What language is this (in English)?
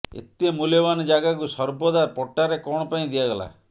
Odia